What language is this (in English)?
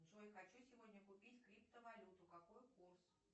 Russian